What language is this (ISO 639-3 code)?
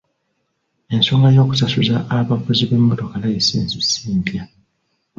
lug